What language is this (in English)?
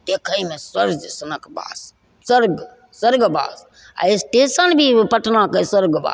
Maithili